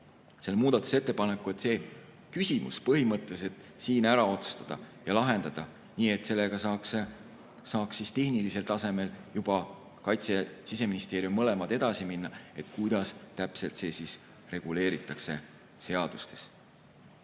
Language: Estonian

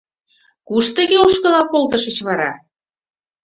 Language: Mari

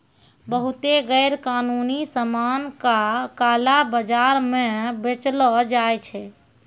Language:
Maithili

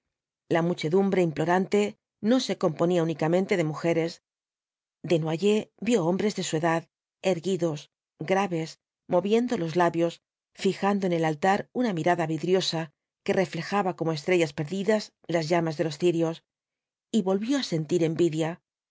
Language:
Spanish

